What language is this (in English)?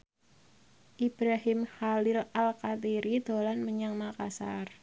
Javanese